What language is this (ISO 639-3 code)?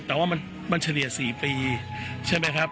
tha